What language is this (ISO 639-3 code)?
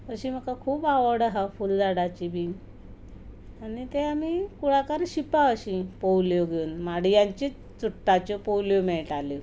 kok